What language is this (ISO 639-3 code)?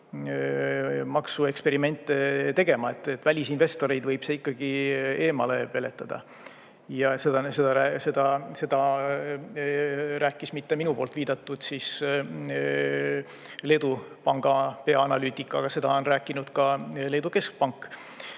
est